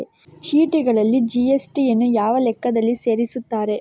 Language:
Kannada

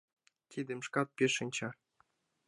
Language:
Mari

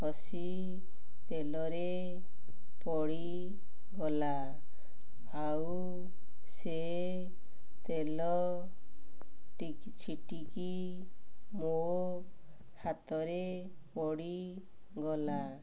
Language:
Odia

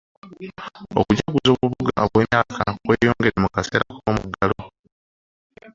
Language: Ganda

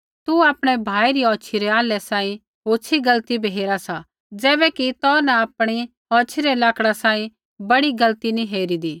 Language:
Kullu Pahari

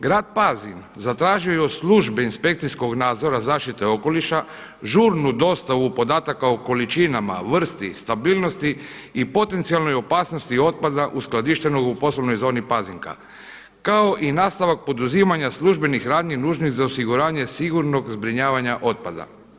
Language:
Croatian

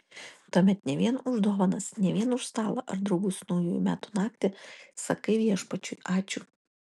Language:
Lithuanian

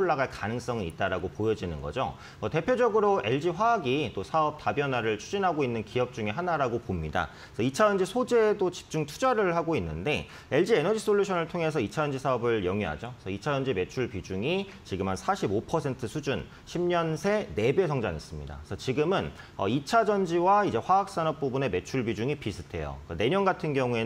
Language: Korean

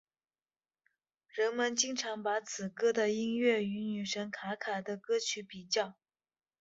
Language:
Chinese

